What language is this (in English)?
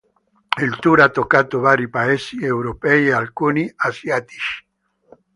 Italian